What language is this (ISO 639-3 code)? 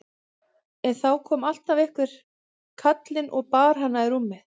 isl